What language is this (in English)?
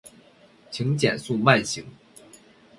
Chinese